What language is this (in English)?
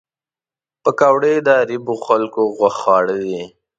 Pashto